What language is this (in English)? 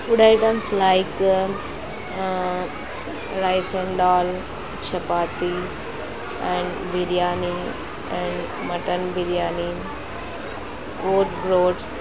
Telugu